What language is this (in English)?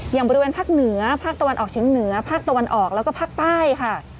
Thai